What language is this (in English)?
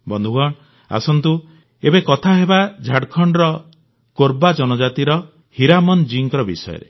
Odia